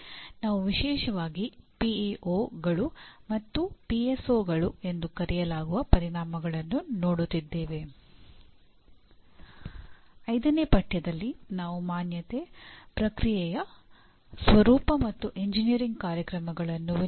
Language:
Kannada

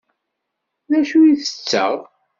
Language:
Kabyle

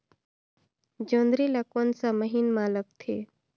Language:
Chhattisgarhi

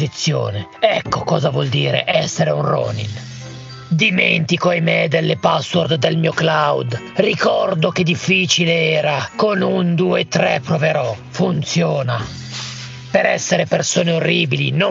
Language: Italian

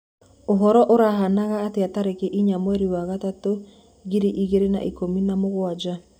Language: Kikuyu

